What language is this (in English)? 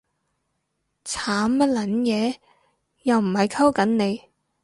Cantonese